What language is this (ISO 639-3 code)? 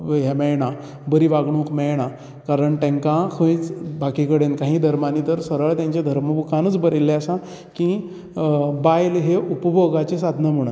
kok